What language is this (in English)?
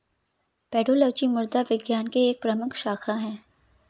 Hindi